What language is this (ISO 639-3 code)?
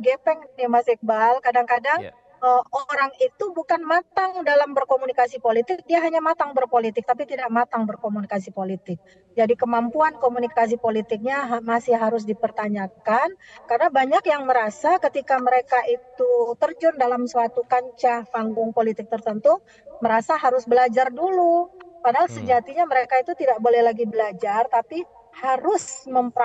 ind